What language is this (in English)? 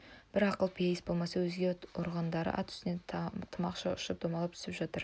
Kazakh